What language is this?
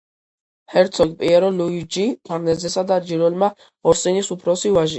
Georgian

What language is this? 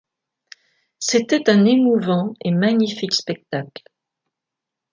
French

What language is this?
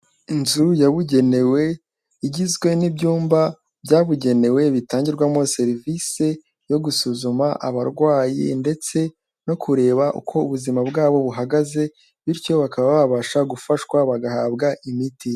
Kinyarwanda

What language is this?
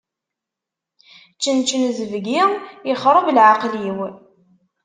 Kabyle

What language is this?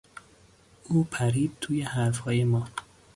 Persian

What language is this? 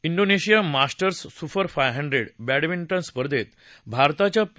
Marathi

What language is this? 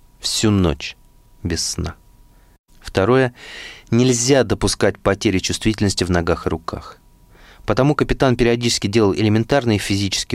Russian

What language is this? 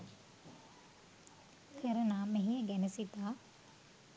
Sinhala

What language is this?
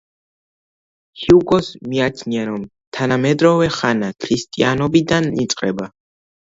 Georgian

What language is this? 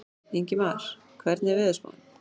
Icelandic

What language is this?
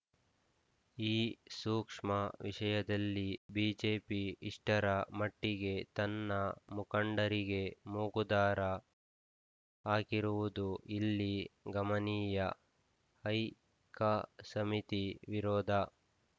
Kannada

